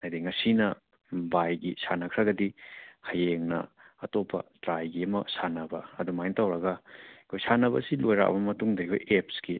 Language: Manipuri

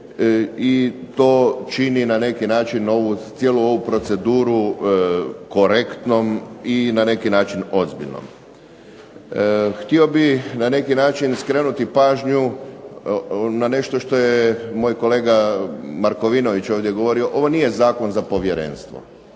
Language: Croatian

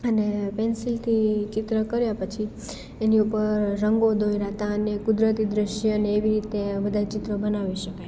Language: Gujarati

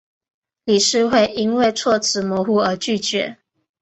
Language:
Chinese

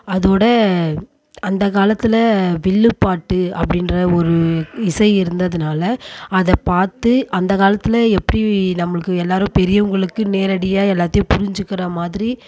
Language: Tamil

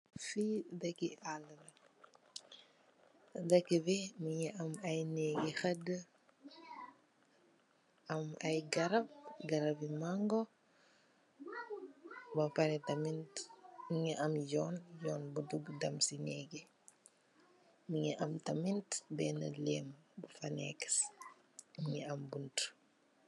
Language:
Wolof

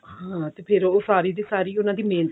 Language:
Punjabi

